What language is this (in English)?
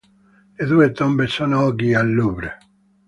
Italian